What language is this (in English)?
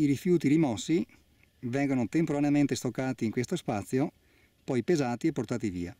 Italian